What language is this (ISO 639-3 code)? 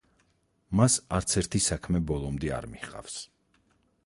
kat